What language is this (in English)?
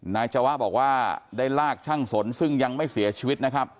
Thai